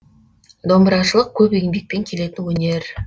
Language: Kazakh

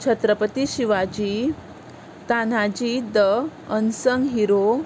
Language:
Konkani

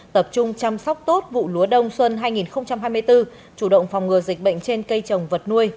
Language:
Vietnamese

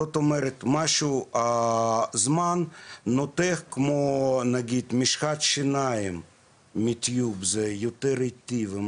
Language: Hebrew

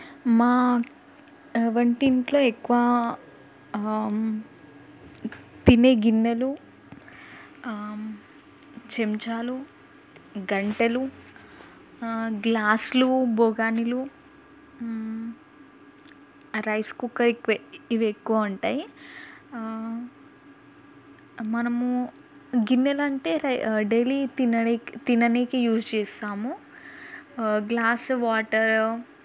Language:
Telugu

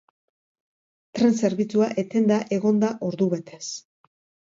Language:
Basque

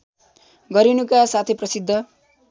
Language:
Nepali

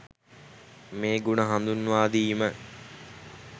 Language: Sinhala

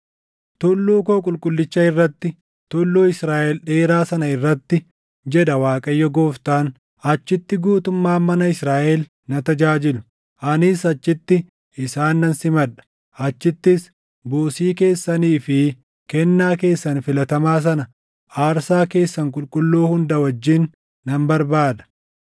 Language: Oromo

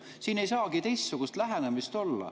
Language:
Estonian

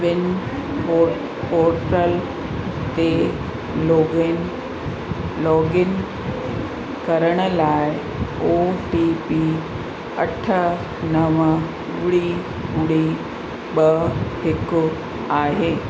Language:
Sindhi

